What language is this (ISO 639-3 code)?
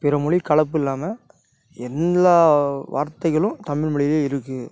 tam